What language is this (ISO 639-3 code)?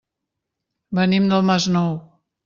cat